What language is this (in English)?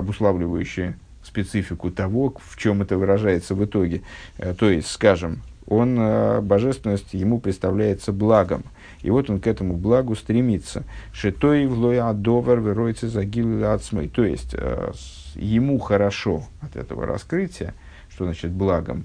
Russian